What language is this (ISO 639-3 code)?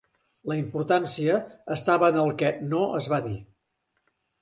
cat